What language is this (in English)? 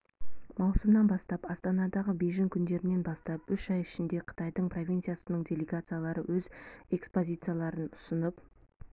Kazakh